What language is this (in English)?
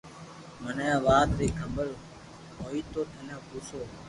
Loarki